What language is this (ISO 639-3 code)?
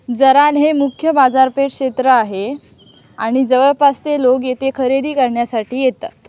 mar